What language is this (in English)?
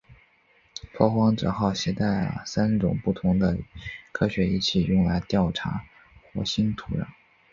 Chinese